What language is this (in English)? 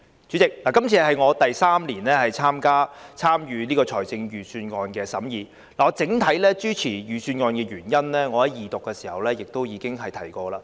Cantonese